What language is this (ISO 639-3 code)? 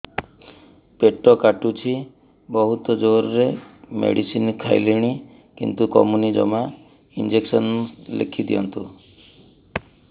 ori